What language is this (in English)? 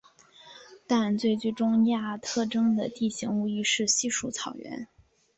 Chinese